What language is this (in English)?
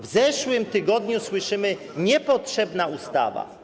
Polish